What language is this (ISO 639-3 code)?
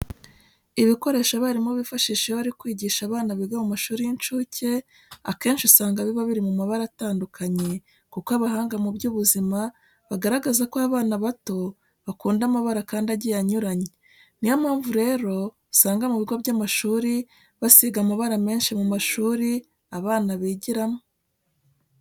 kin